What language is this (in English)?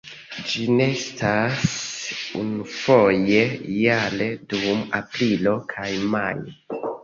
Esperanto